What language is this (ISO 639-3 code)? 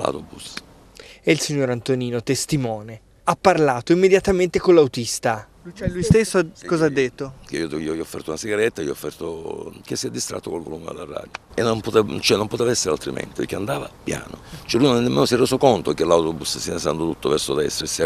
ita